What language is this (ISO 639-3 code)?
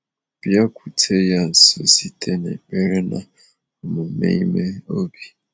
ibo